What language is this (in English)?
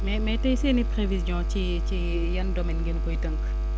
Wolof